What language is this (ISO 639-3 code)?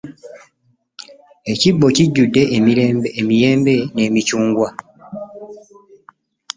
lug